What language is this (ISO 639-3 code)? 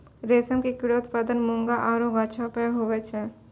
mai